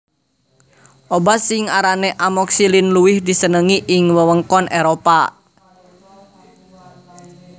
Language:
Javanese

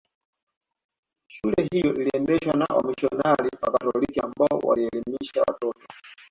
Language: Swahili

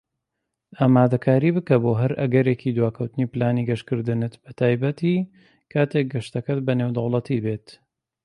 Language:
Central Kurdish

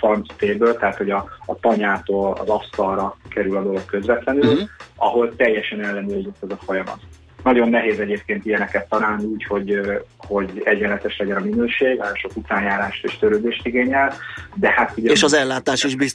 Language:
Hungarian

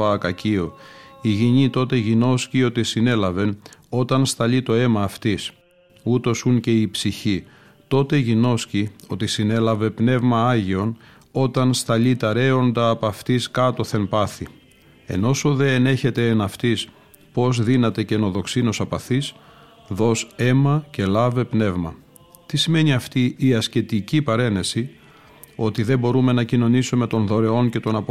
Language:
Greek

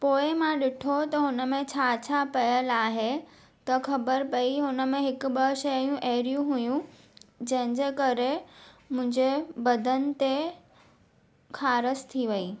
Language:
Sindhi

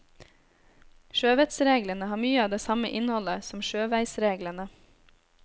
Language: Norwegian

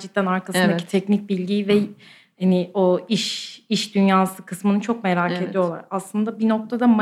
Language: Turkish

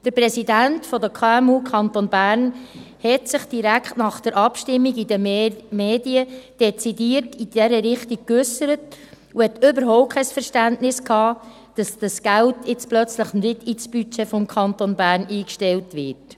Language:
Swiss German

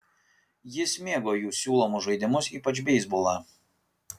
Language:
Lithuanian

